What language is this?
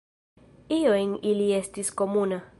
Esperanto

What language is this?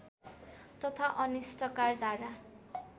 Nepali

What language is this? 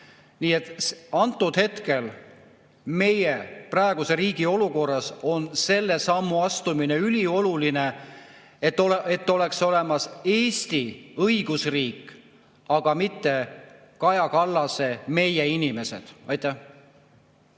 Estonian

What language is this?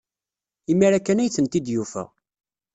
Kabyle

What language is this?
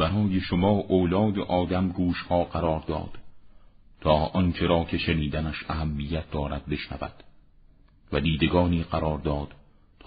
Persian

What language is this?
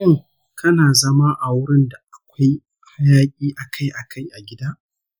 Hausa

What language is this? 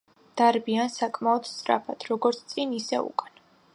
Georgian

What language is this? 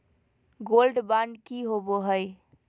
Magahi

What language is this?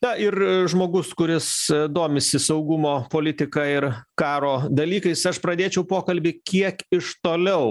Lithuanian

